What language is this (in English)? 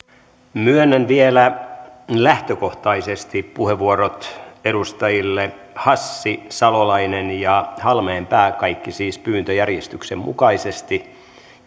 Finnish